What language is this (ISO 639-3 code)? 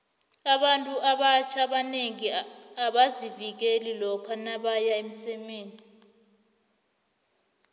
nbl